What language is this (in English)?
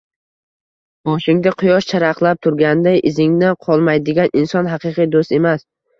Uzbek